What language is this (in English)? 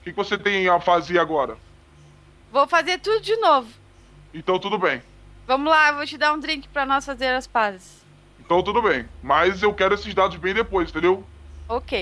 Portuguese